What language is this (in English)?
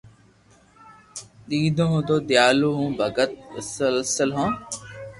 Loarki